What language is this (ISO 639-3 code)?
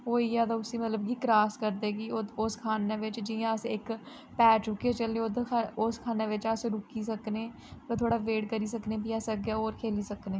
doi